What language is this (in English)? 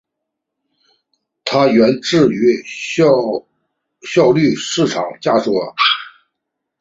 Chinese